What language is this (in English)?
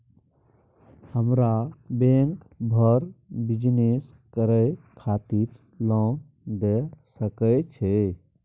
Maithili